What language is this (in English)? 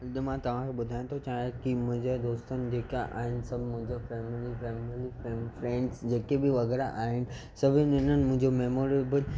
Sindhi